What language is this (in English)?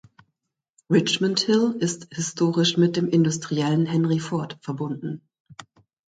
German